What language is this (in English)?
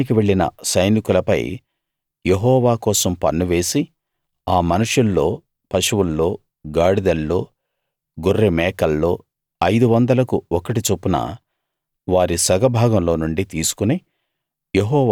Telugu